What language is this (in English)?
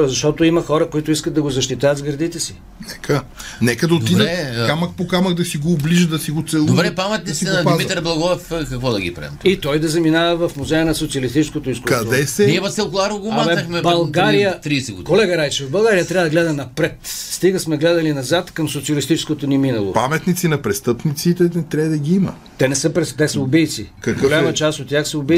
Bulgarian